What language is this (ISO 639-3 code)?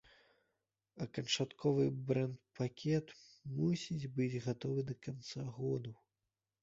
bel